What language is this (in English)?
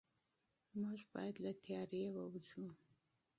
Pashto